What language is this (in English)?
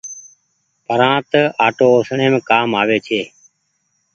Goaria